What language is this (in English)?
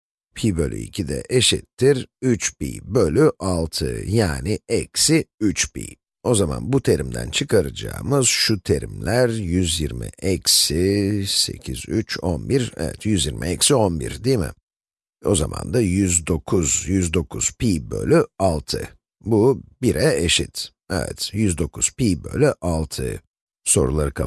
Turkish